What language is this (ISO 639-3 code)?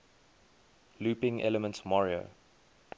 eng